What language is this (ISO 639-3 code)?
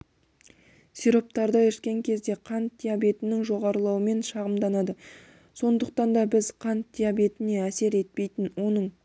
kaz